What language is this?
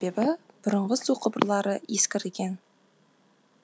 Kazakh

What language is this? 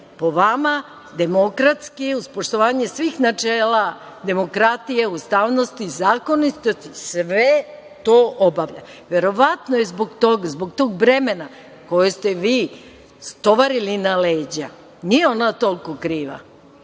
Serbian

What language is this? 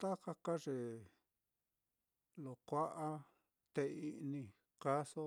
Mitlatongo Mixtec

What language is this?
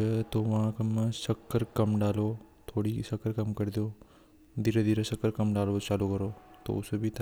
Hadothi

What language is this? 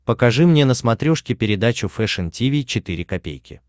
Russian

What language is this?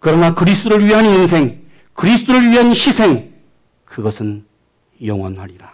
Korean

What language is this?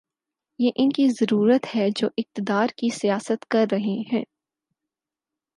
Urdu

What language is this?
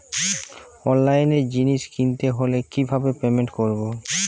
Bangla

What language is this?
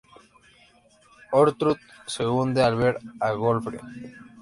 Spanish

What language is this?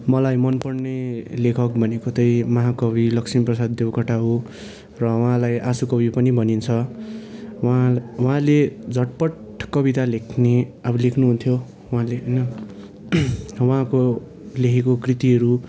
Nepali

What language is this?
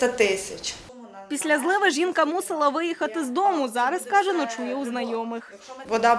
Ukrainian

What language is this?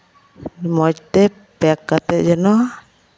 Santali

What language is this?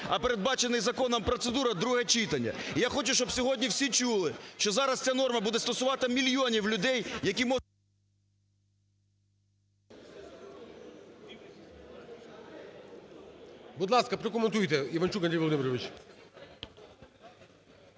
Ukrainian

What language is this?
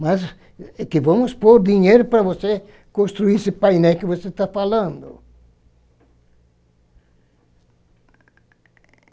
Portuguese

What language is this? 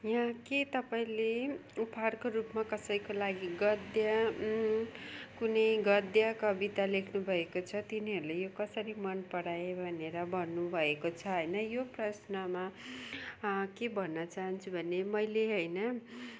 Nepali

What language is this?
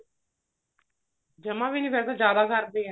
Punjabi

